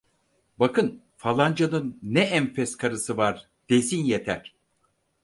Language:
Turkish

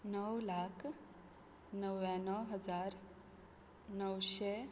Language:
Konkani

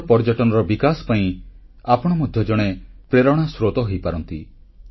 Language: Odia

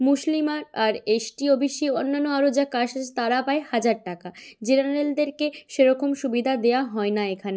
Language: Bangla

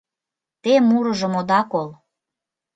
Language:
Mari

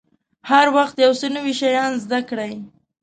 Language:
Pashto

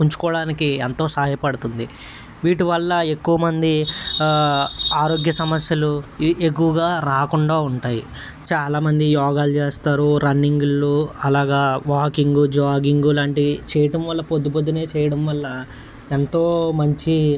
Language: Telugu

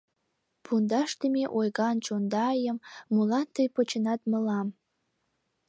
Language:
Mari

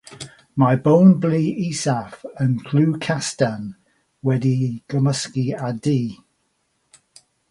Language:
Welsh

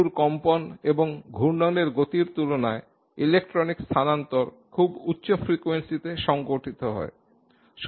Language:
Bangla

